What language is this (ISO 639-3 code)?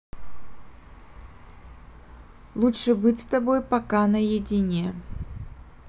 rus